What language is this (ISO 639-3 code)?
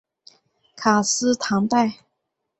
zho